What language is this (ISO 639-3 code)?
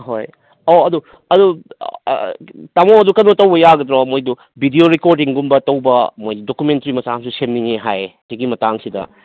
mni